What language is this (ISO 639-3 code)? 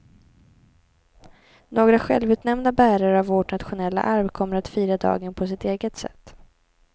swe